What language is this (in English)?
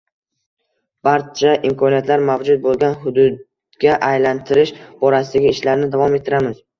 Uzbek